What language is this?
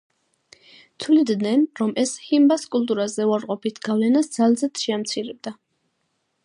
Georgian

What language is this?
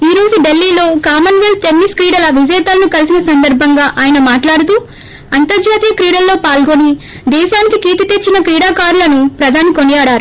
Telugu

